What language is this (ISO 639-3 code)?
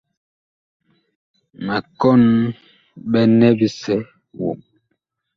bkh